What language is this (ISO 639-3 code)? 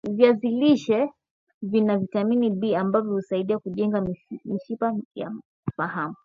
swa